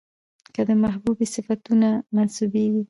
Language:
Pashto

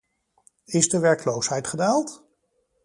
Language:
Dutch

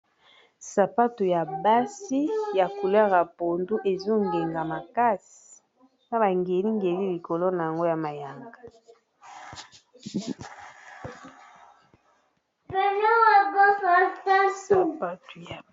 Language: Lingala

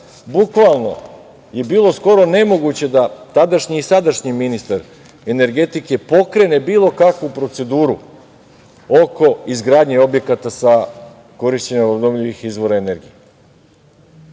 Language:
Serbian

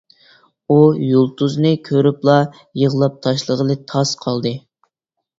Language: Uyghur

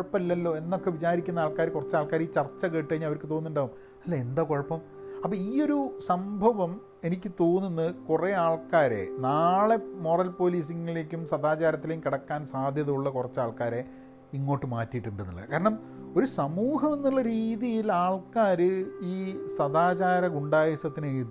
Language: Malayalam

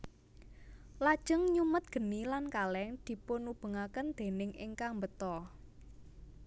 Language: Javanese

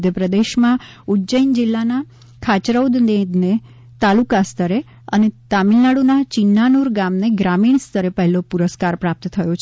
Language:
Gujarati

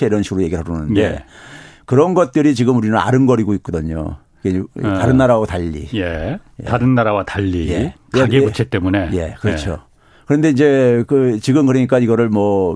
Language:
Korean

